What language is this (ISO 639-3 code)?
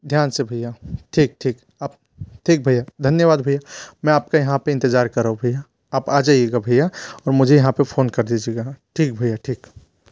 hin